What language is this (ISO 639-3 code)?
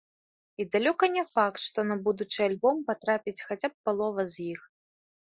bel